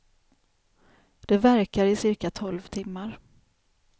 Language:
Swedish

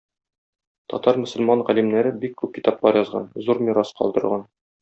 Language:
Tatar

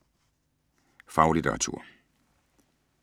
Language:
Danish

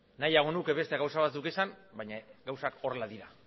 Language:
Basque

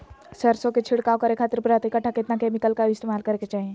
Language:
Magahi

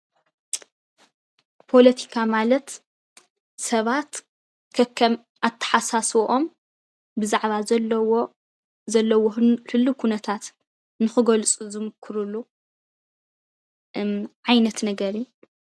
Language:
Tigrinya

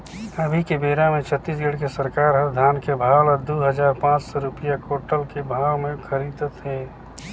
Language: Chhattisgarhi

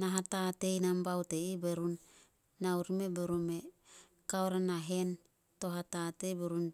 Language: Solos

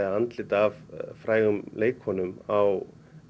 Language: Icelandic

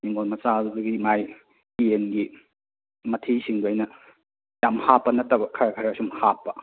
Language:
Manipuri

